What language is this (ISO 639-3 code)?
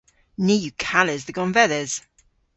cor